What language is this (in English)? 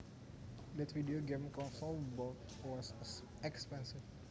Javanese